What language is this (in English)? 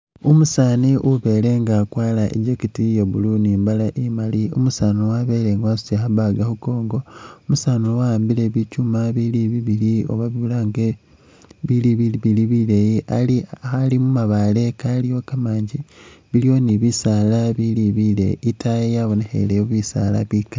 Masaaba